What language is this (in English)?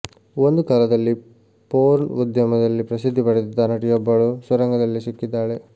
Kannada